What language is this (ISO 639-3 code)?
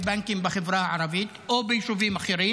heb